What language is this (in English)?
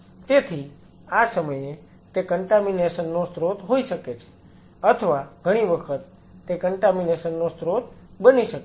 Gujarati